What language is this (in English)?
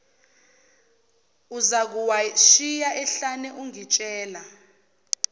Zulu